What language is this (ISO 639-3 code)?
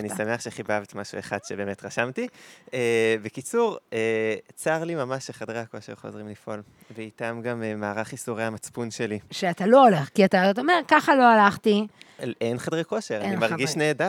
heb